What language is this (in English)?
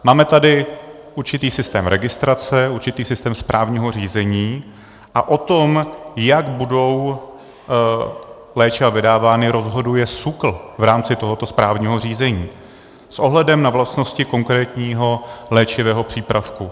Czech